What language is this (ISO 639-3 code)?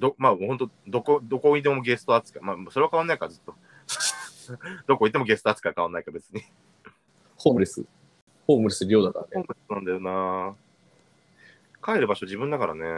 jpn